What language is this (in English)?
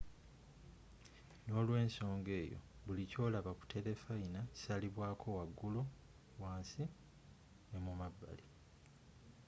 Ganda